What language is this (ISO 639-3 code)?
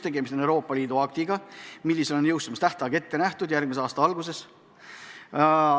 est